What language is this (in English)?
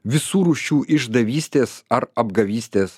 Lithuanian